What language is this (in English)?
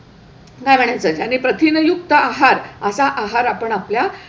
Marathi